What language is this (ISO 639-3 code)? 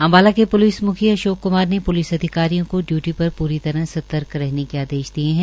hin